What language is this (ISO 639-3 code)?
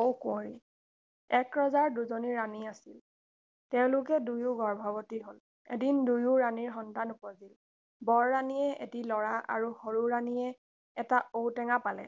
asm